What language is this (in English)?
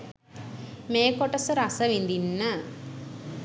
Sinhala